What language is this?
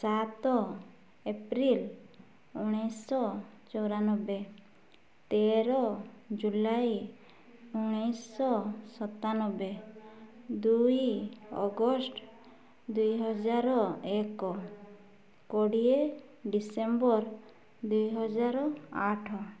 Odia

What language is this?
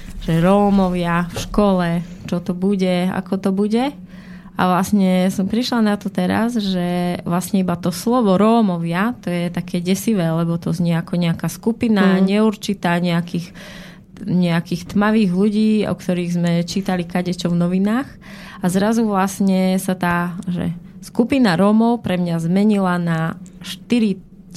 Slovak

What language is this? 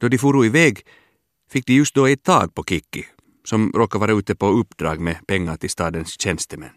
Swedish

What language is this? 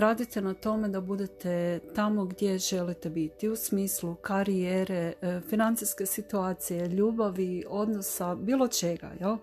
Croatian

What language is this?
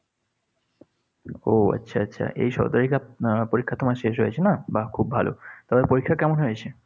Bangla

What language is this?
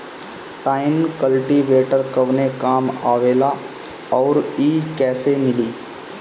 Bhojpuri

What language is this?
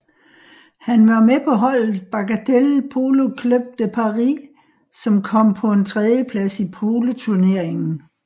Danish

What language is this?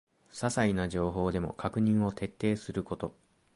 Japanese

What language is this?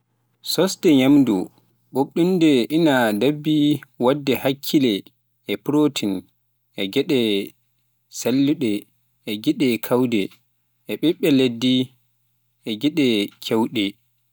Pular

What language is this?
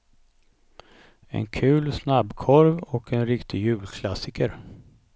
Swedish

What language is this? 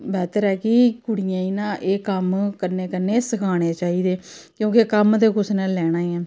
Dogri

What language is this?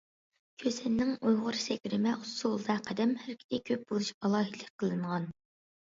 Uyghur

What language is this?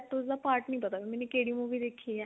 Punjabi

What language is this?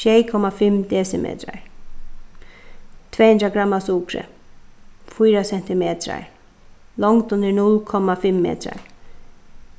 Faroese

